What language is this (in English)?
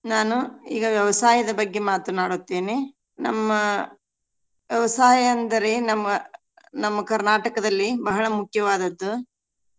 Kannada